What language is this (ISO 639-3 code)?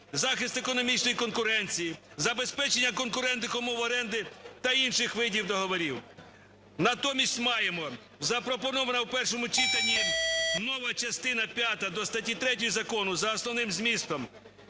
ukr